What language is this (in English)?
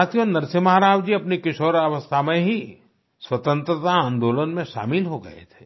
Hindi